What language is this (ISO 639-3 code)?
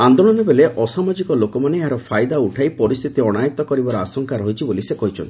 ori